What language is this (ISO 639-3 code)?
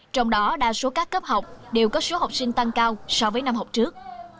vie